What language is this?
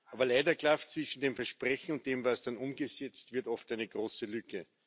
German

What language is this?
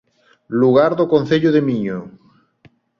Galician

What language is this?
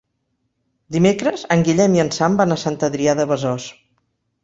Catalan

